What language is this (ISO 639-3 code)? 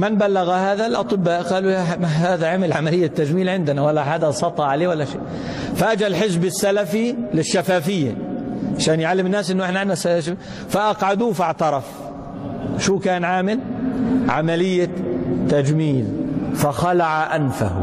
ara